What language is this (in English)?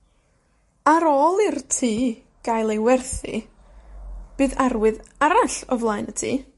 Welsh